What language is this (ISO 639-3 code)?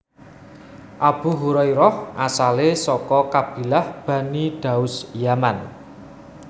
jav